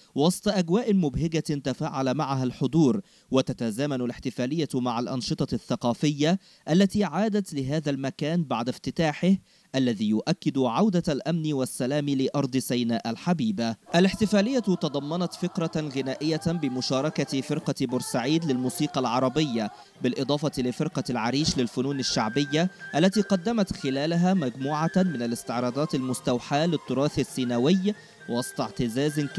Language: Arabic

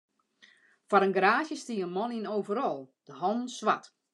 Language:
Western Frisian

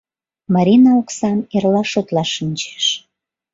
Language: Mari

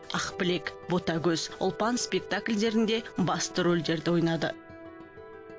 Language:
Kazakh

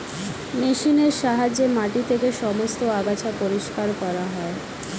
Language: Bangla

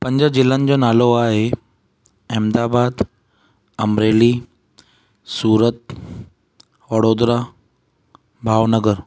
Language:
Sindhi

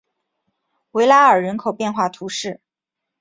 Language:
Chinese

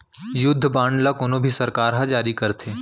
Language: Chhattisgarhi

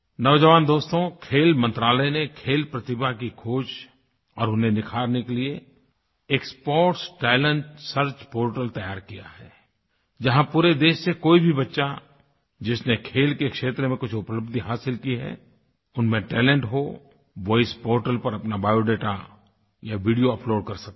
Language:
Hindi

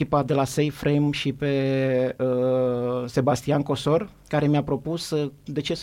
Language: Romanian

